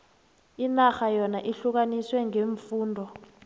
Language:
South Ndebele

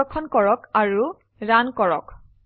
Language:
Assamese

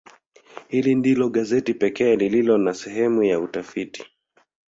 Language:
Swahili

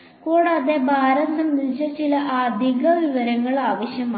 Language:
Malayalam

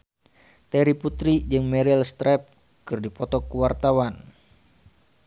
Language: Sundanese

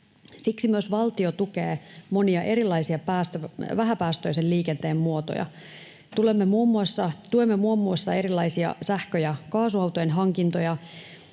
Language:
Finnish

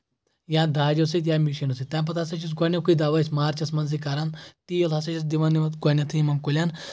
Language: Kashmiri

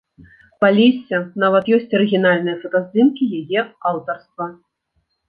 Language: Belarusian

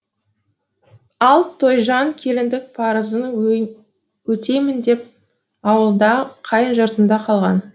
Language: Kazakh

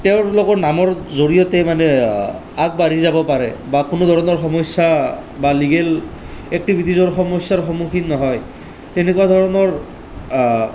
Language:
Assamese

